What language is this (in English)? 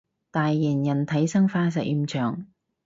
Cantonese